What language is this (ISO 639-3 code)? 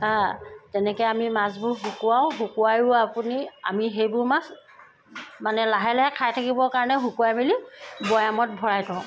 asm